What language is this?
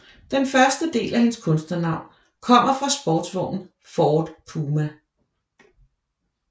Danish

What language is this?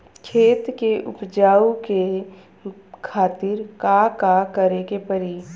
Bhojpuri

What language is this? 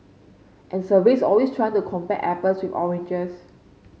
English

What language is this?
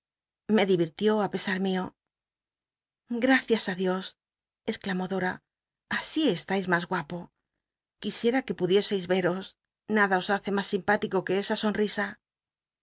Spanish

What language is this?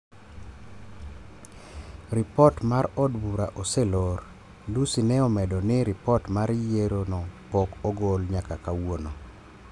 Luo (Kenya and Tanzania)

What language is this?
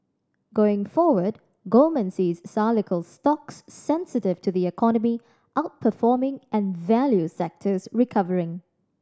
English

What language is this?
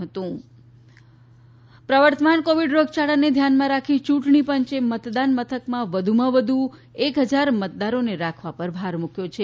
Gujarati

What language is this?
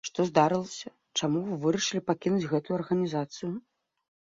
Belarusian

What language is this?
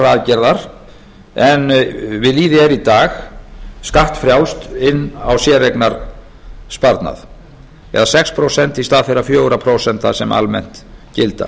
Icelandic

